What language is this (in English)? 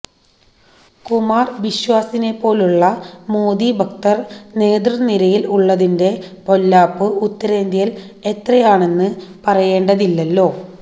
Malayalam